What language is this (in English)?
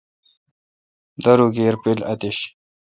Kalkoti